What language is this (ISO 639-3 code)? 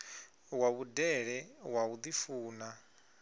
ven